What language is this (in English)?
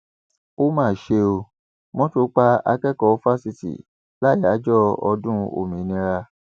Yoruba